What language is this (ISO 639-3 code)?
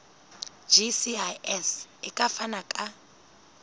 sot